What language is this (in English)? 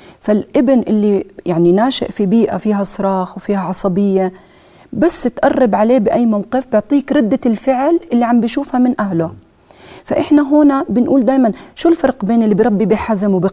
Arabic